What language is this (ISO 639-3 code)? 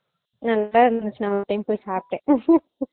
tam